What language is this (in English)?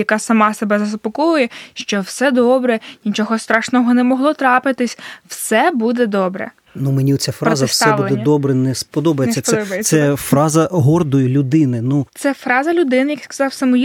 Ukrainian